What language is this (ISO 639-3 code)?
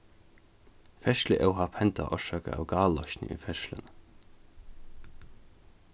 fao